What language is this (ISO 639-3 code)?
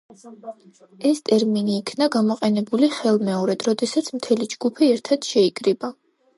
kat